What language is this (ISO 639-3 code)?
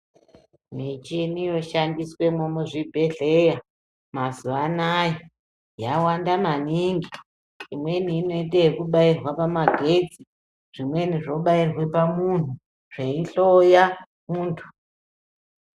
ndc